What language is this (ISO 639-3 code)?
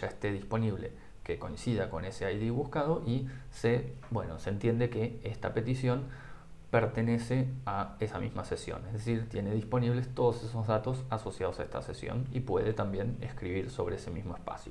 spa